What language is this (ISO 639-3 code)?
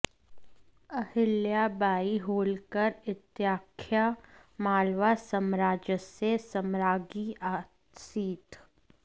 san